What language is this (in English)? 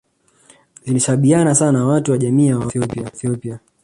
Swahili